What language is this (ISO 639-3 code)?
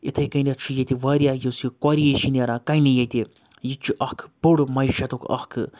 kas